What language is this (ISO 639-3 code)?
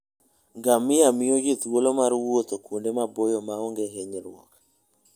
luo